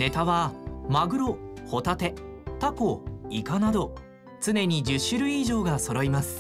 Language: Japanese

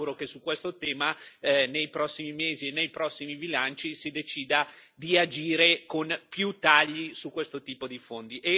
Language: Italian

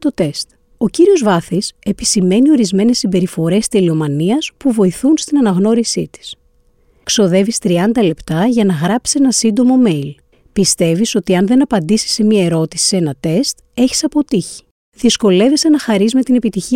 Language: Greek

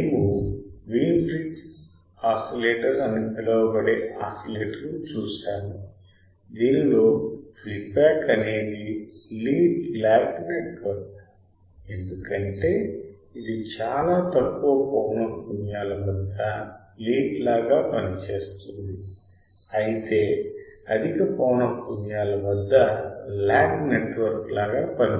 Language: Telugu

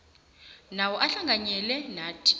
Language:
South Ndebele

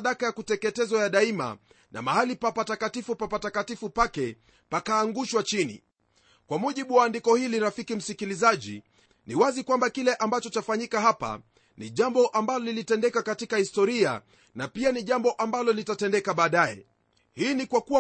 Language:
Swahili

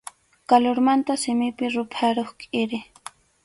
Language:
Arequipa-La Unión Quechua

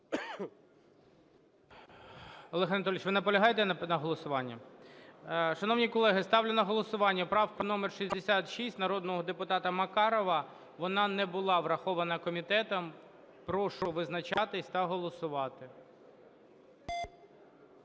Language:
Ukrainian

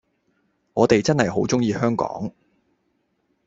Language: Cantonese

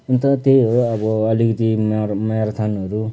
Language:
Nepali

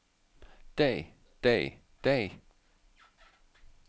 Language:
Danish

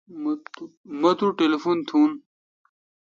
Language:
Kalkoti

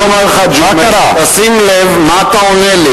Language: Hebrew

